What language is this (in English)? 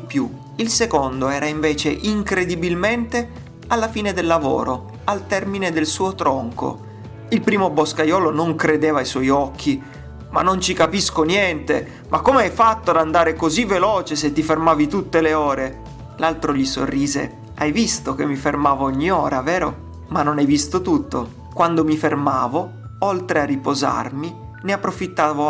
Italian